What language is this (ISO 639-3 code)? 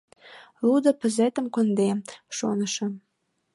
chm